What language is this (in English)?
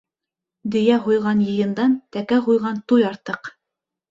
Bashkir